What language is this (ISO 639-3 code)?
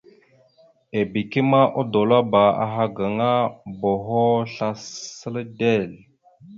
mxu